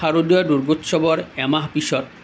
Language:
Assamese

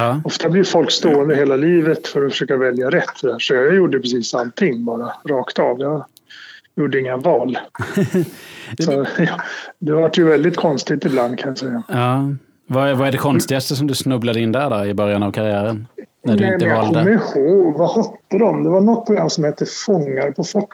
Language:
Swedish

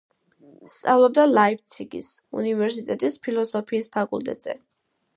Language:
Georgian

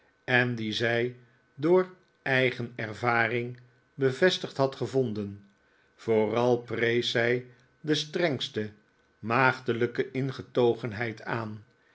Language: Dutch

